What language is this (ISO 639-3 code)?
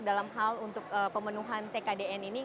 ind